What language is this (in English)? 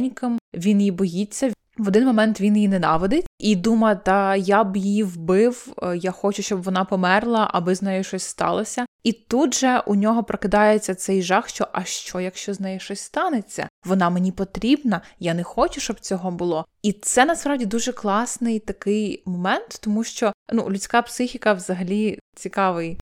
Ukrainian